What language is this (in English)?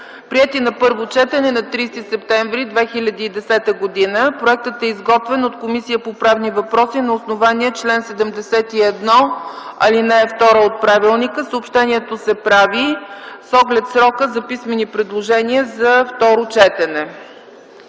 Bulgarian